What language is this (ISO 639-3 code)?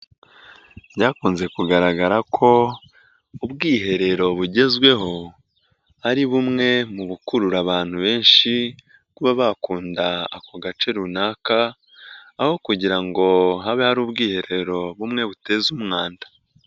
kin